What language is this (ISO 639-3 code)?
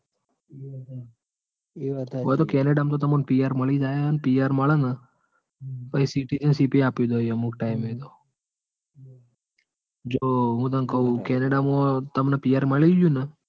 guj